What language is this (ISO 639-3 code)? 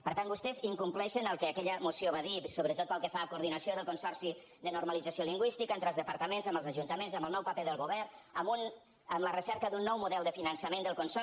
cat